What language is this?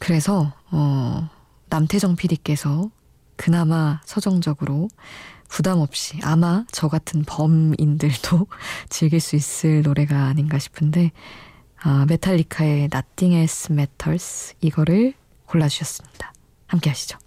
Korean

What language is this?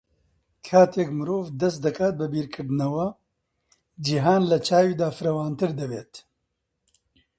Central Kurdish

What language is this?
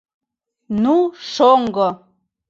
Mari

